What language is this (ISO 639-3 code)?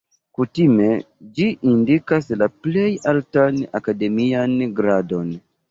epo